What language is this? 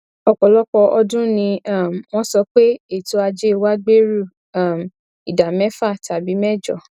Yoruba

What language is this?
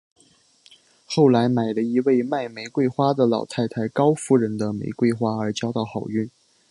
Chinese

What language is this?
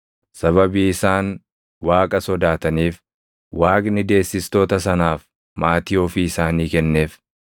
Oromo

